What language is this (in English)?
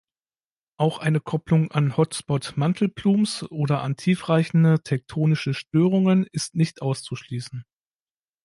German